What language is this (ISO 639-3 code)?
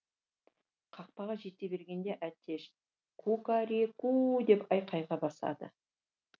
kaz